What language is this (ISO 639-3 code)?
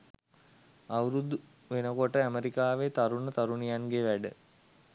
sin